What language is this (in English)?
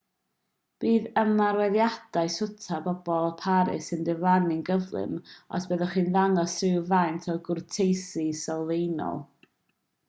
Welsh